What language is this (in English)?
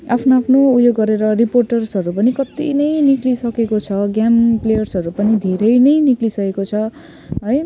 Nepali